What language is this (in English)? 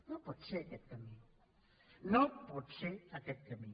Catalan